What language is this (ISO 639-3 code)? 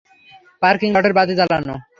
ben